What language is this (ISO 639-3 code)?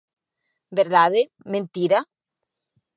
glg